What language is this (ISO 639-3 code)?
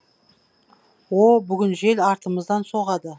kaz